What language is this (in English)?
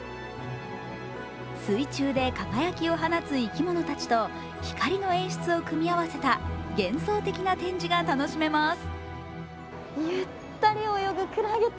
Japanese